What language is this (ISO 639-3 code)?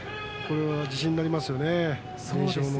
jpn